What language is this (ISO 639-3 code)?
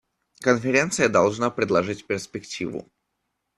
rus